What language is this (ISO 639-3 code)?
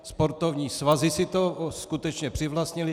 ces